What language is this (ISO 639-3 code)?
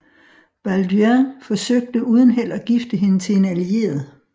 dan